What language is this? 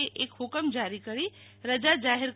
Gujarati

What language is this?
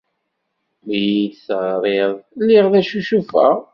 Kabyle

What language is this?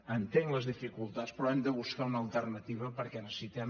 Catalan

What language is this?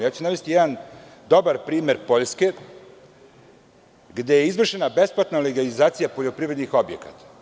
Serbian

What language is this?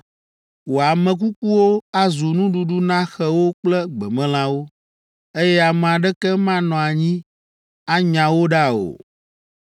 Ewe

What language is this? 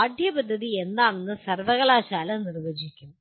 Malayalam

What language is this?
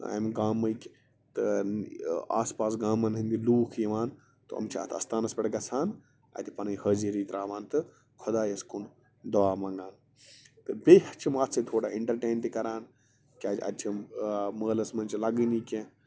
Kashmiri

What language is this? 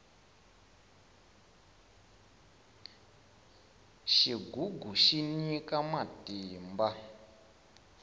Tsonga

